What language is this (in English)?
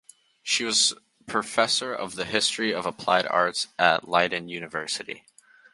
English